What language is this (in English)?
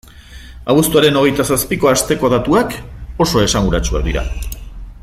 Basque